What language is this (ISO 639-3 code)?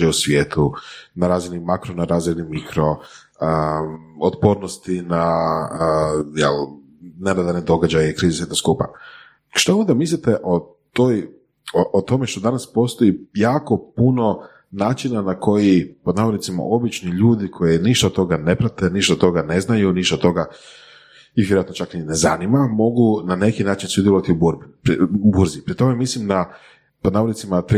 hrv